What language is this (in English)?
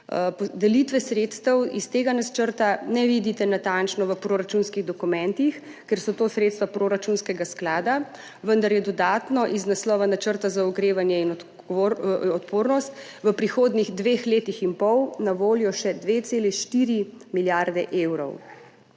Slovenian